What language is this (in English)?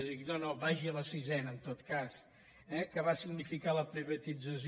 Catalan